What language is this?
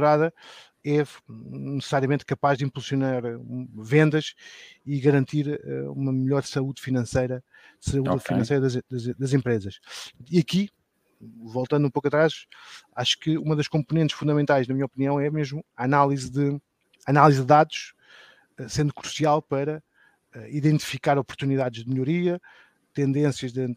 Portuguese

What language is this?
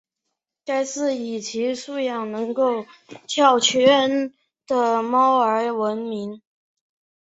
Chinese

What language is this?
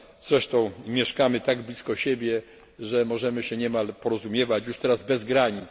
Polish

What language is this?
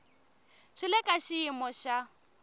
Tsonga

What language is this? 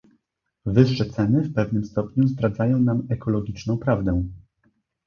Polish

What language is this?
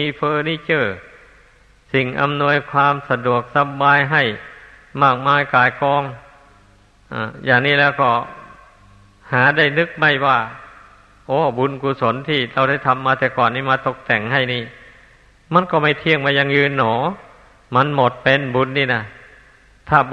Thai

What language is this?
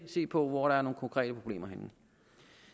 Danish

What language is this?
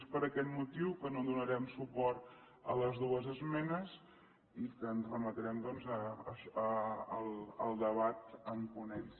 Catalan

